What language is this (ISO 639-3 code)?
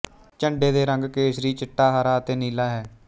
pan